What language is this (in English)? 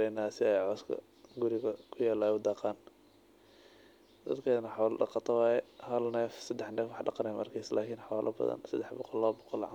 Somali